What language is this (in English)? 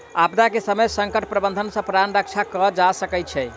Maithili